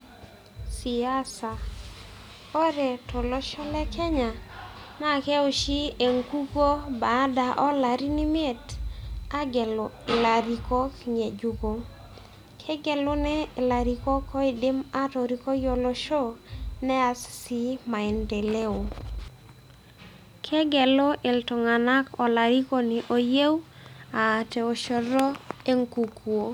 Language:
Masai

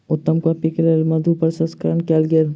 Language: Maithili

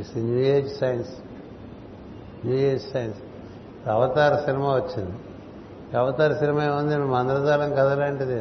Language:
Telugu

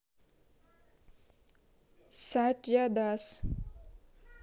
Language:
Russian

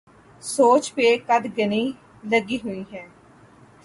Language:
Urdu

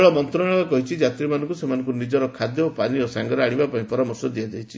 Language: Odia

